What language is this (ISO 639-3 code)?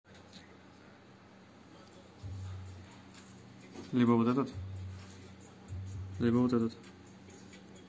rus